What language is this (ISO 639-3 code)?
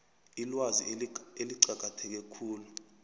nbl